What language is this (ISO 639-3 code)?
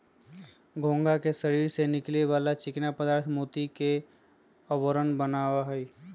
mag